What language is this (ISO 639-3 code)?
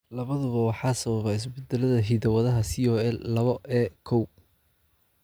som